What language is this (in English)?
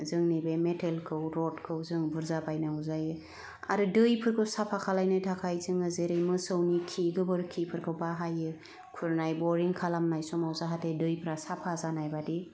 Bodo